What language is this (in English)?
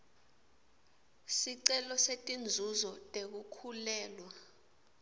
Swati